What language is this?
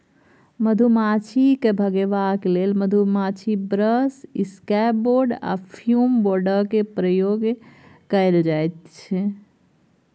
Maithili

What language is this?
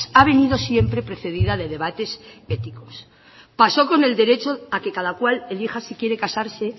Spanish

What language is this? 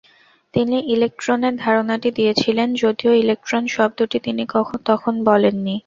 Bangla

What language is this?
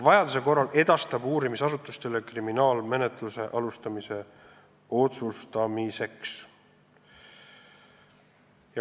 Estonian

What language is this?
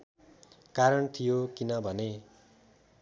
Nepali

